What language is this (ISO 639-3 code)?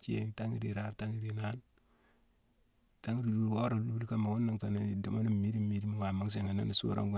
msw